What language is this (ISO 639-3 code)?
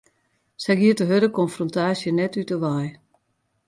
fry